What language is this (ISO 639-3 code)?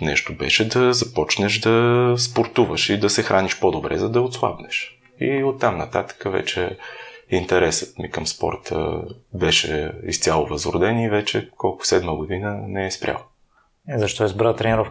bul